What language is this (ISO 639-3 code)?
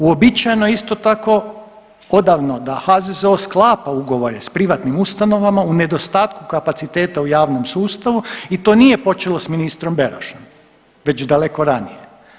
hrv